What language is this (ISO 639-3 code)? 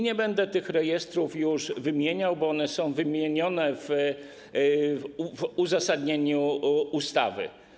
pol